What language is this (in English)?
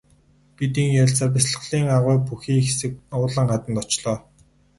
Mongolian